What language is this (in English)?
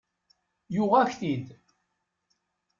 Kabyle